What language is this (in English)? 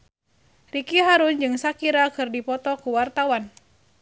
Sundanese